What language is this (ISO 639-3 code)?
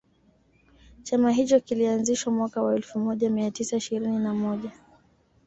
swa